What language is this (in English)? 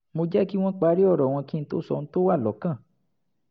Yoruba